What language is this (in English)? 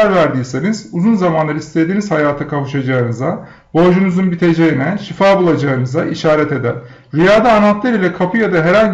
Turkish